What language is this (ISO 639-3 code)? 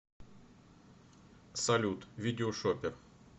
rus